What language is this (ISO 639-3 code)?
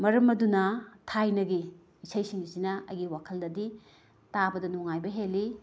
mni